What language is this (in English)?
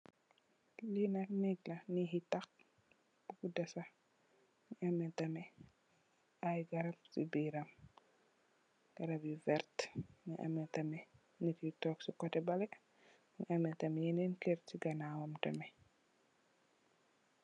Wolof